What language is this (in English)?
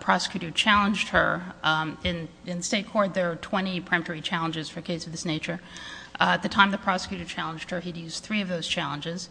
English